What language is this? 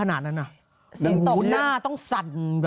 Thai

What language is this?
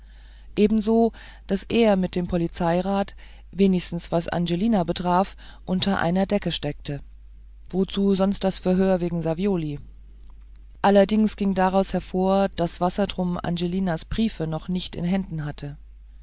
German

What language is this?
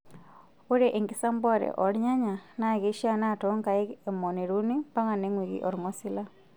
Masai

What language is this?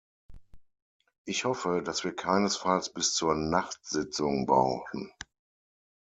German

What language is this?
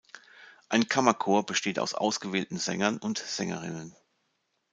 German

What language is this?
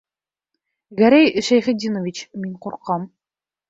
Bashkir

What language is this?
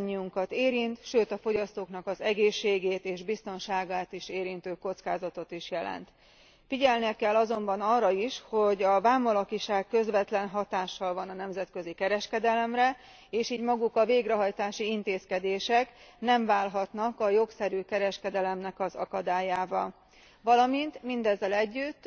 Hungarian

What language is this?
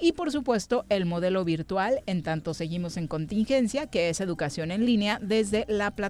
Spanish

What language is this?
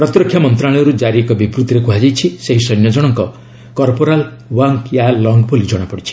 Odia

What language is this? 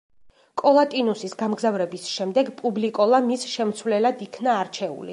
Georgian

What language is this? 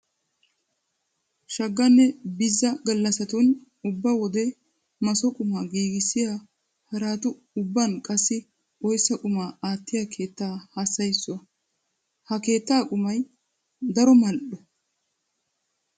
Wolaytta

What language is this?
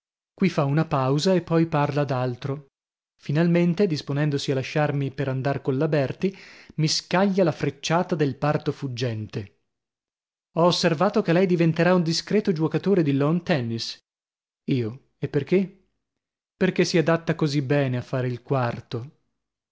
Italian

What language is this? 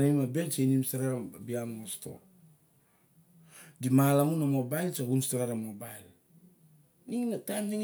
Barok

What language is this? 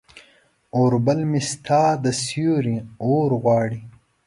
Pashto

